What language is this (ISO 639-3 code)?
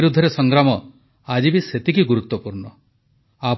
ori